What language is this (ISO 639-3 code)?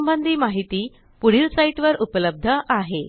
mar